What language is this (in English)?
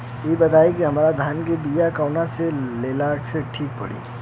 Bhojpuri